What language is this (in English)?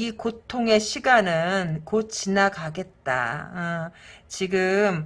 Korean